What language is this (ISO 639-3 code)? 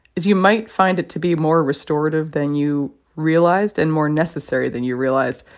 eng